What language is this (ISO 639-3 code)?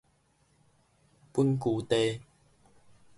nan